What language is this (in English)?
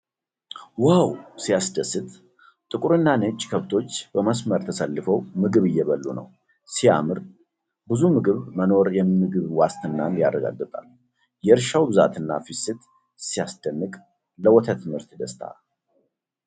Amharic